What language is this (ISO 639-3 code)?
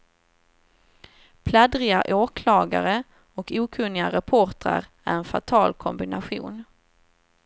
swe